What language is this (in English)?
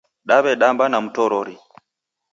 Taita